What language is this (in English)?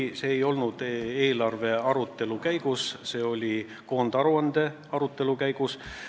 Estonian